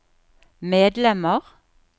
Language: Norwegian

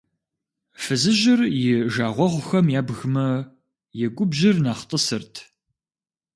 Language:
Kabardian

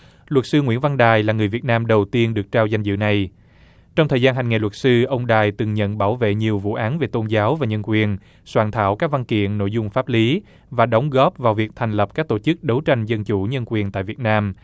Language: Vietnamese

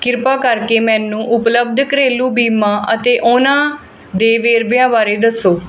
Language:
Punjabi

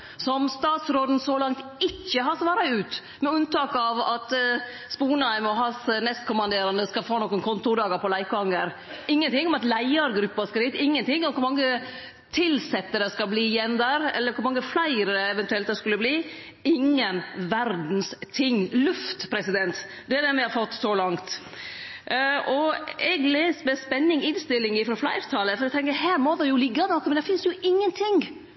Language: Norwegian Nynorsk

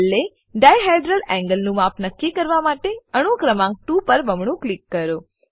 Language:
Gujarati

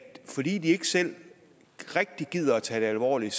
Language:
Danish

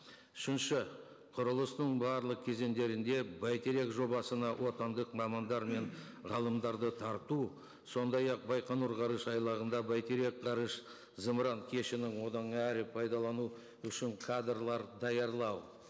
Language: Kazakh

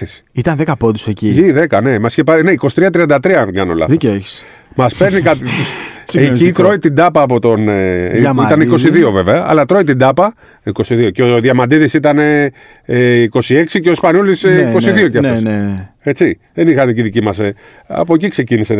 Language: Greek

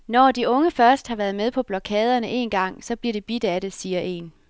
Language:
Danish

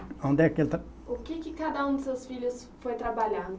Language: Portuguese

